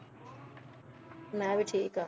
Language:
Punjabi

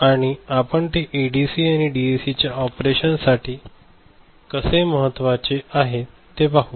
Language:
Marathi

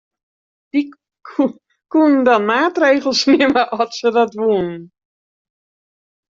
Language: Western Frisian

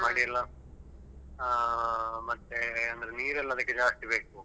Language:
Kannada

